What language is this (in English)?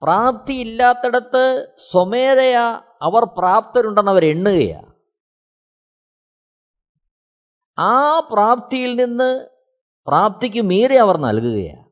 Malayalam